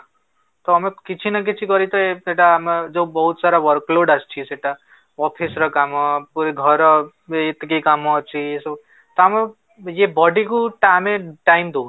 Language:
Odia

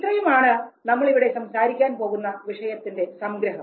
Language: Malayalam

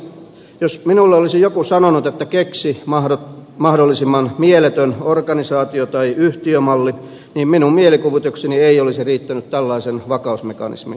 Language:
Finnish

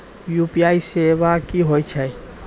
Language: Maithili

